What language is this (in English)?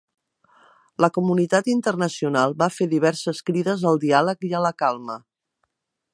Catalan